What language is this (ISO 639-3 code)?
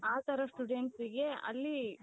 kan